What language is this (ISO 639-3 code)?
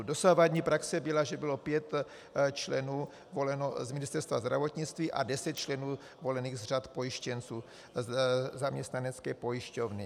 ces